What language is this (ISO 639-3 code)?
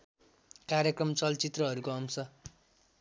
nep